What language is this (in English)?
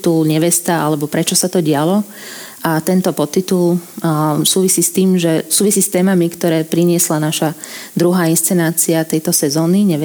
Slovak